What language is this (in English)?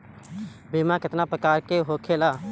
Bhojpuri